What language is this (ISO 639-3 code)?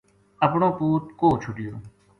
gju